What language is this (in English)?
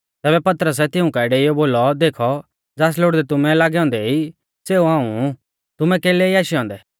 Mahasu Pahari